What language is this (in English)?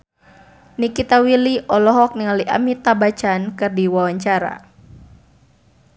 Sundanese